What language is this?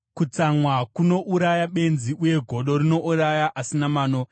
Shona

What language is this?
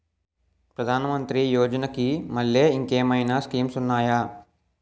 Telugu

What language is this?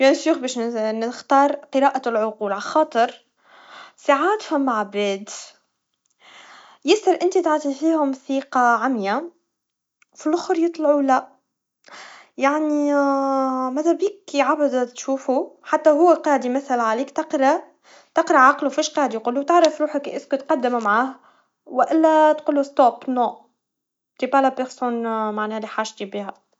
Tunisian Arabic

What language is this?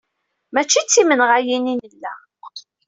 Kabyle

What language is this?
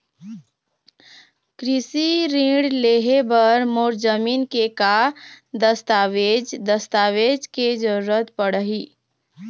Chhattisgarhi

